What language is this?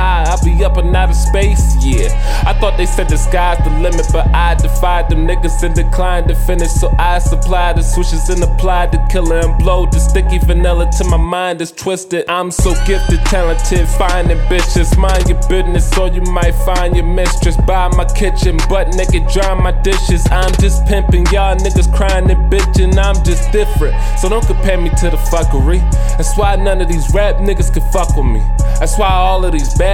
English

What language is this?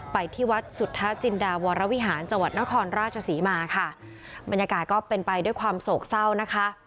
Thai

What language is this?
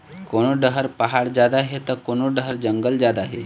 Chhattisgarhi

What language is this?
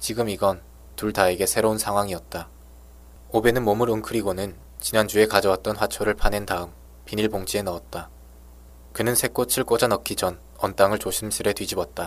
Korean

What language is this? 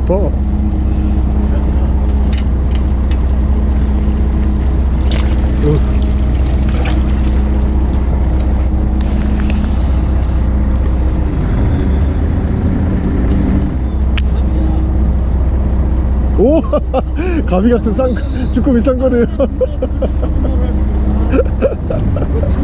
Korean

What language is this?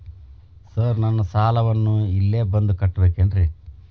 Kannada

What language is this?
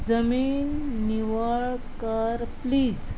Konkani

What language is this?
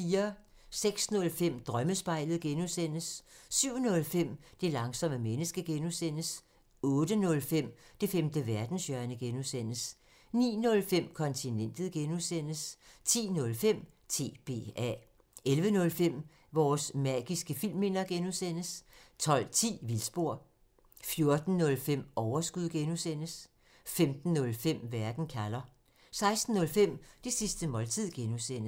Danish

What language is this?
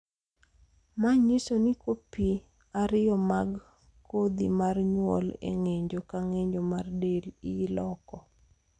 Luo (Kenya and Tanzania)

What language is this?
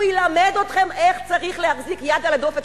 Hebrew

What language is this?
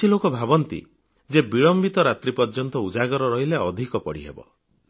Odia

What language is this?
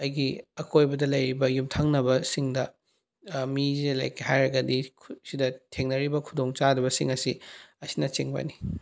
Manipuri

